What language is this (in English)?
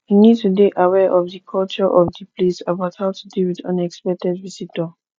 Nigerian Pidgin